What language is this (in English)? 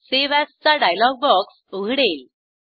Marathi